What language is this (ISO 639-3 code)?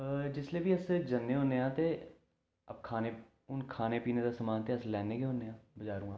doi